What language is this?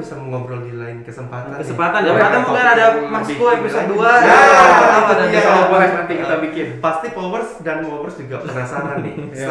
Indonesian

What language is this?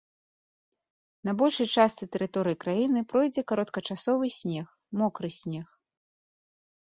Belarusian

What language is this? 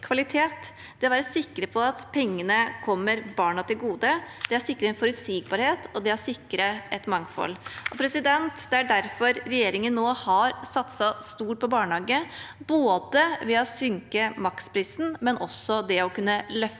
Norwegian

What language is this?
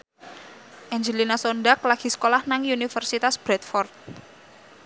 Javanese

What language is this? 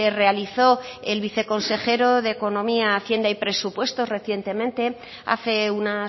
Spanish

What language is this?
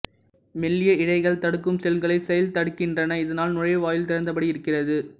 Tamil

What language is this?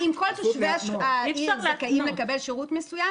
Hebrew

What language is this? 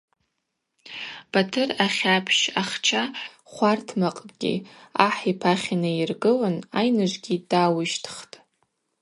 Abaza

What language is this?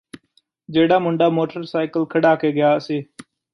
Punjabi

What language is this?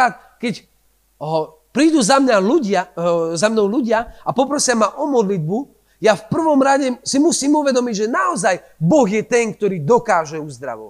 Slovak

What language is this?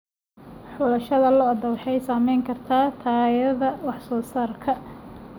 Somali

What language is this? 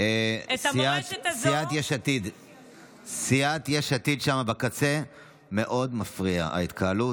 Hebrew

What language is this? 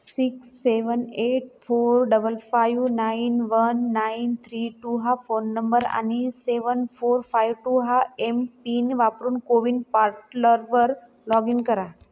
Marathi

